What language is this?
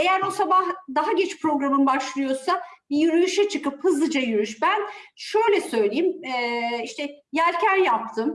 Turkish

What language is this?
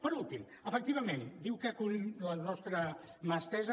Catalan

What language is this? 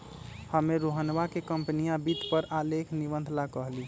Magahi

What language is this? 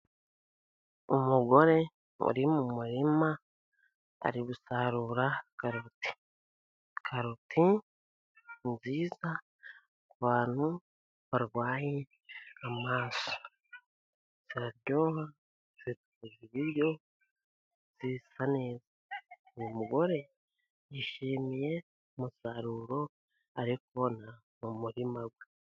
Kinyarwanda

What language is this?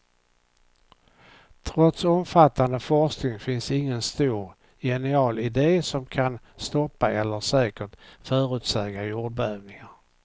Swedish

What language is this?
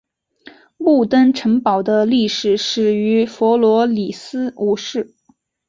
Chinese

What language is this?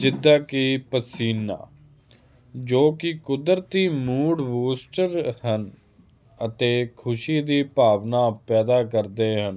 Punjabi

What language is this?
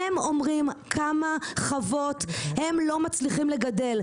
Hebrew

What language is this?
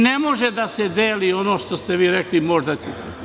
Serbian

